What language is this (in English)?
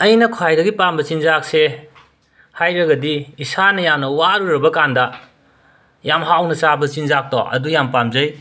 Manipuri